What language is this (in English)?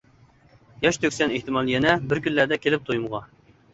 Uyghur